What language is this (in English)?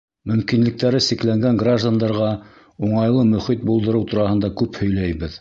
Bashkir